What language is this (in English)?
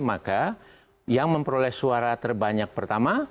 Indonesian